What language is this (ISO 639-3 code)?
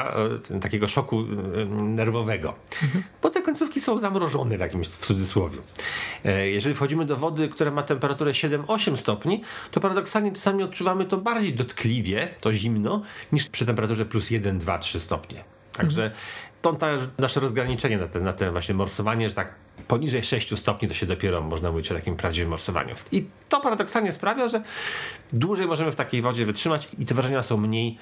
pol